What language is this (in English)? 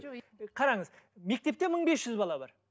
Kazakh